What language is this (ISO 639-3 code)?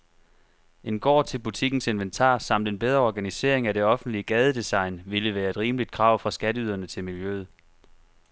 dan